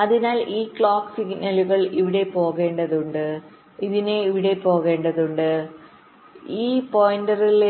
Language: Malayalam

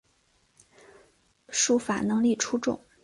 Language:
Chinese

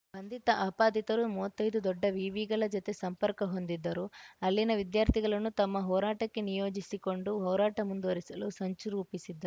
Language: Kannada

